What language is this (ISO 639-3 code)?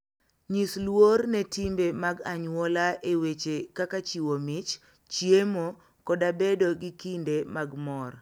luo